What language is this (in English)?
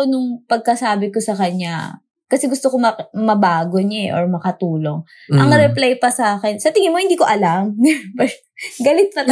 Filipino